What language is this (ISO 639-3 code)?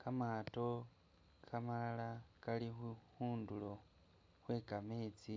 myx